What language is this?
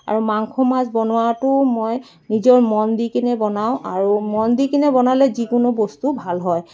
Assamese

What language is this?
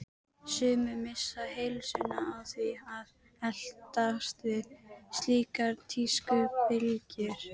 Icelandic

